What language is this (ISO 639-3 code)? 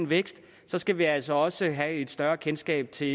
dan